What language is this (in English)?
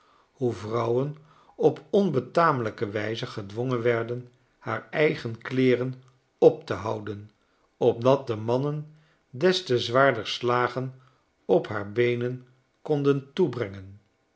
Dutch